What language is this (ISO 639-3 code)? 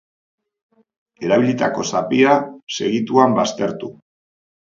eus